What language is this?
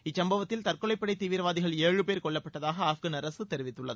Tamil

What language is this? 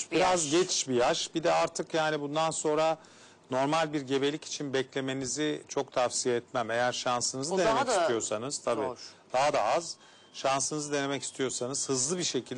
Turkish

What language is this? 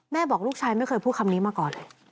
Thai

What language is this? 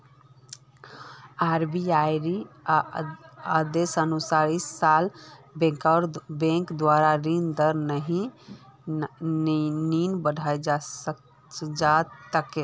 Magahi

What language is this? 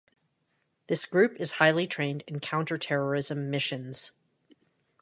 English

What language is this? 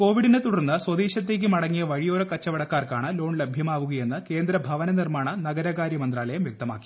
Malayalam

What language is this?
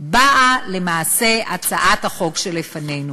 Hebrew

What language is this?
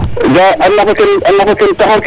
Serer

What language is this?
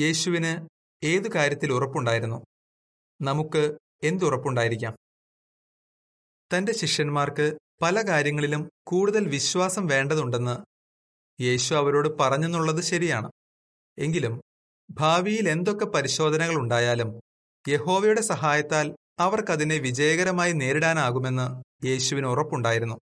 Malayalam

